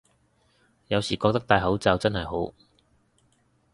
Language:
Cantonese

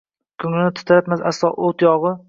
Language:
Uzbek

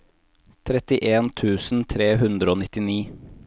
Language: Norwegian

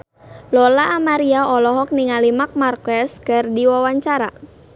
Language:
Sundanese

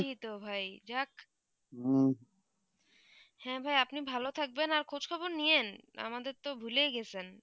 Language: Bangla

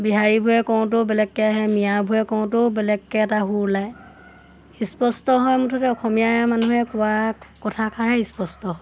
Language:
Assamese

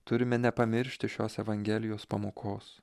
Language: Lithuanian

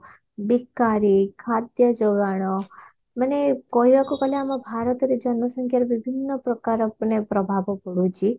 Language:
Odia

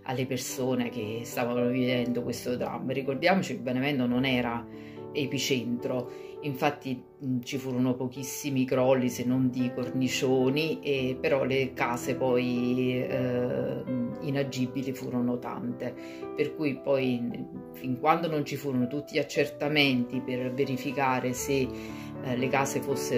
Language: Italian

